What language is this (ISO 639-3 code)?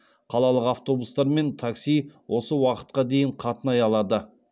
kaz